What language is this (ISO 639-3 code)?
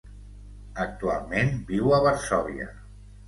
cat